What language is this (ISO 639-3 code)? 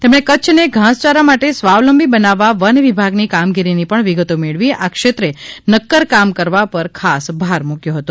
guj